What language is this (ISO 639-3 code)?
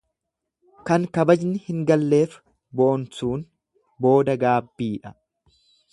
orm